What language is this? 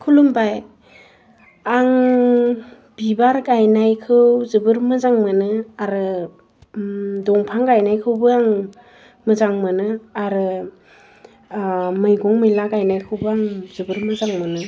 Bodo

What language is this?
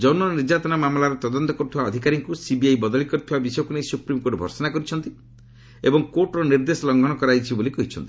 Odia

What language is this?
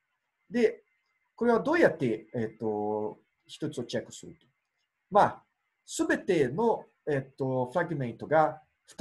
Japanese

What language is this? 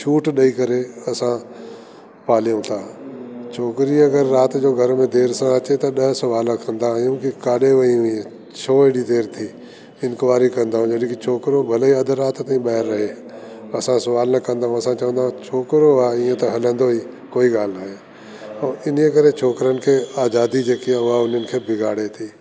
Sindhi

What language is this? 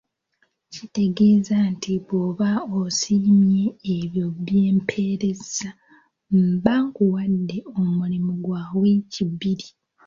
Ganda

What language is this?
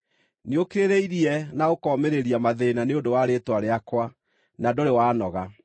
Kikuyu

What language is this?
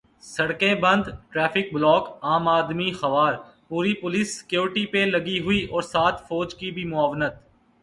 Urdu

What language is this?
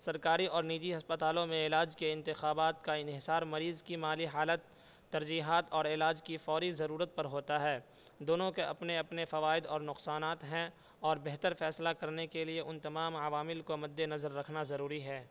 Urdu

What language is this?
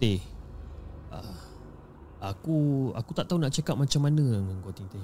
Malay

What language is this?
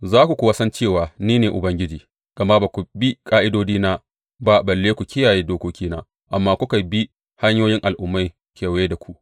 Hausa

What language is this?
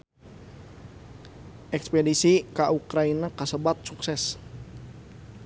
Sundanese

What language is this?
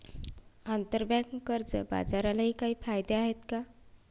Marathi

